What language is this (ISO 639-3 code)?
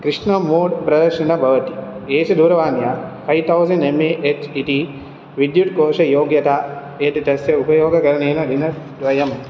san